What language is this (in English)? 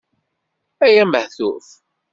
Kabyle